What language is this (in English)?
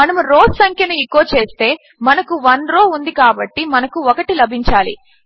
Telugu